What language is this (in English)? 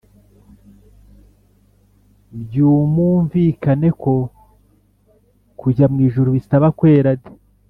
Kinyarwanda